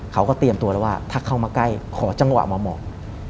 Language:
Thai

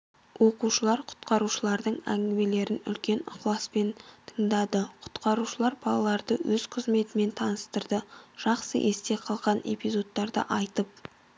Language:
Kazakh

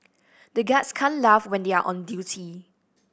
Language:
English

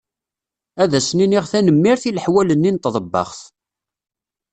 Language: Kabyle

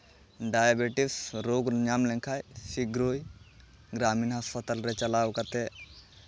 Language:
Santali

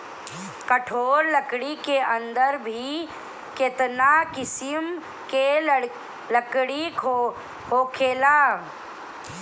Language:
Bhojpuri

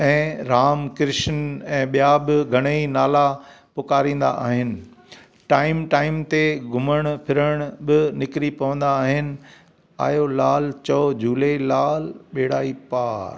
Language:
Sindhi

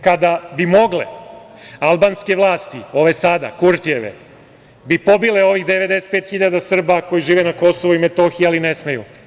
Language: Serbian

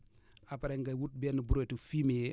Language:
Wolof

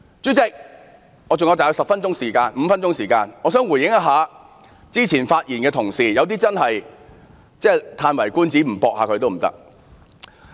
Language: Cantonese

